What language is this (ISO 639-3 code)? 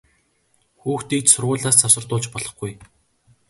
mon